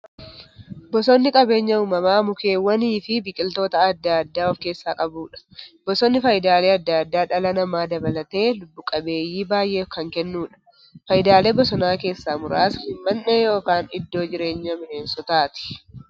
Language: Oromo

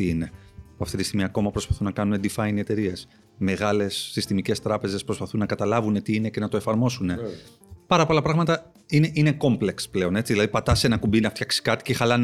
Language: Greek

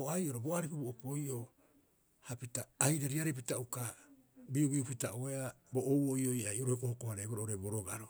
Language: Rapoisi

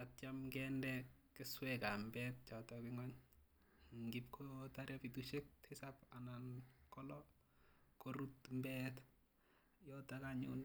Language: Kalenjin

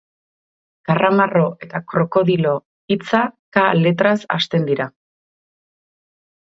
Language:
Basque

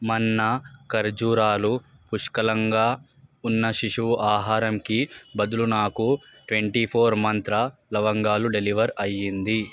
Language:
Telugu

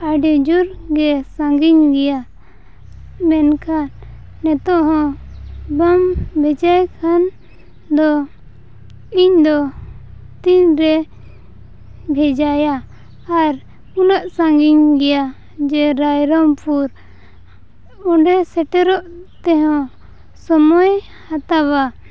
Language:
Santali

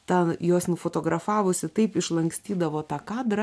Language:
Lithuanian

